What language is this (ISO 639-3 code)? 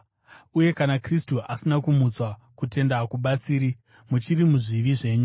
sna